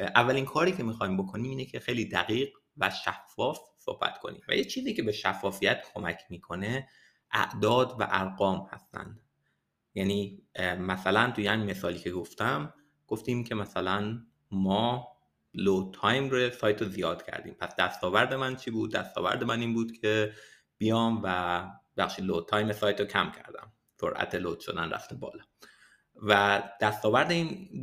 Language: Persian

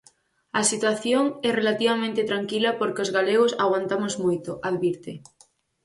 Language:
Galician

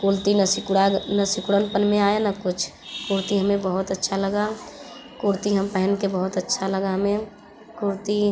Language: Hindi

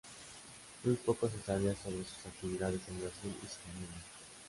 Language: Spanish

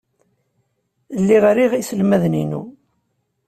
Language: Kabyle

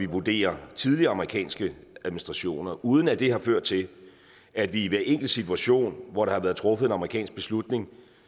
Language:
Danish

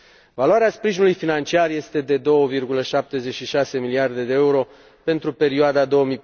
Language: Romanian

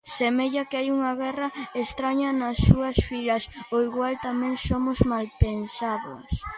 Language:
Galician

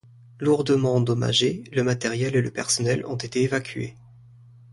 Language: French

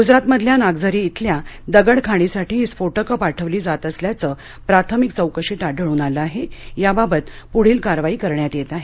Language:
Marathi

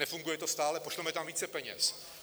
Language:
Czech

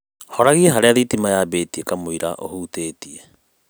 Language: Kikuyu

